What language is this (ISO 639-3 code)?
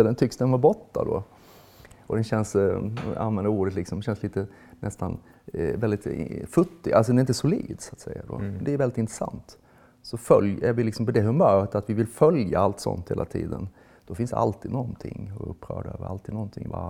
swe